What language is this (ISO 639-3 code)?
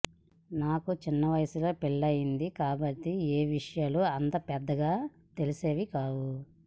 tel